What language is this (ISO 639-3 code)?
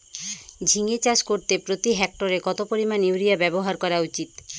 ben